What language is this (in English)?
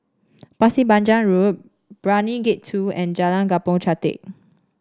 English